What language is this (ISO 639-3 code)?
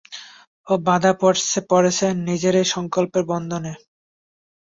ben